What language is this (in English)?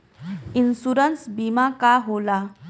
Bhojpuri